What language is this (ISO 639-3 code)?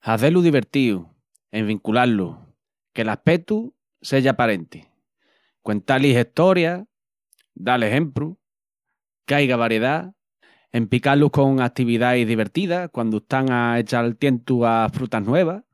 ext